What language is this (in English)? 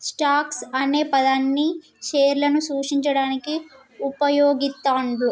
Telugu